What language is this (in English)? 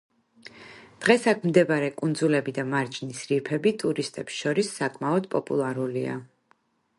Georgian